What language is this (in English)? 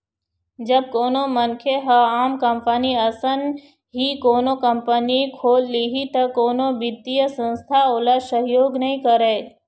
Chhattisgarhi